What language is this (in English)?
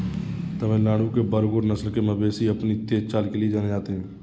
Hindi